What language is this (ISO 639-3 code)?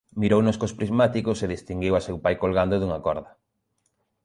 glg